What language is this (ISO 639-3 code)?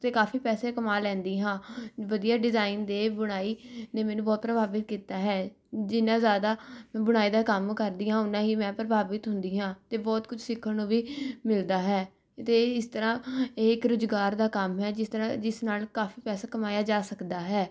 pan